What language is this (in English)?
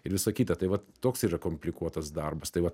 Lithuanian